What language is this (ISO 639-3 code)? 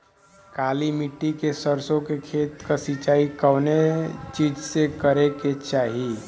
bho